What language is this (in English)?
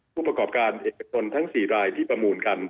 Thai